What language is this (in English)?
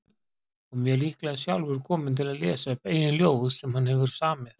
Icelandic